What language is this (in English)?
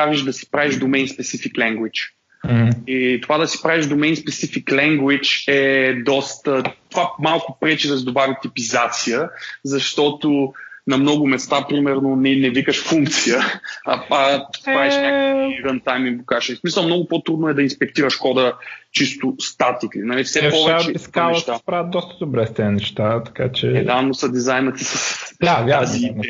Bulgarian